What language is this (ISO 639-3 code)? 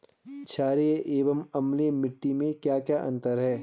hin